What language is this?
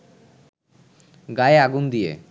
Bangla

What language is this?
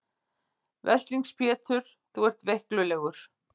Icelandic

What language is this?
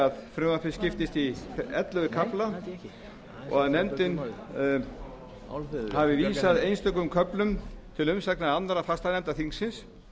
Icelandic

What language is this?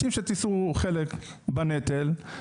Hebrew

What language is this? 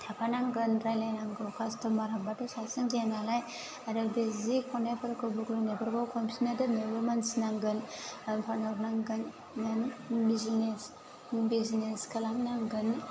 Bodo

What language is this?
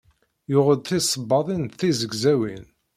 Kabyle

